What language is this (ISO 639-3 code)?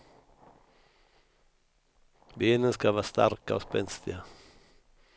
swe